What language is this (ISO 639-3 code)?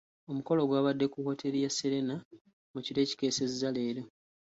lug